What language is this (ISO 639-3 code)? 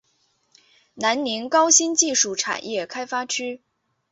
zho